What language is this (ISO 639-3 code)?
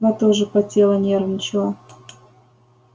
rus